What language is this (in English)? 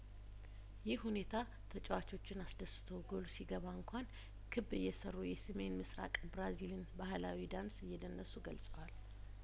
Amharic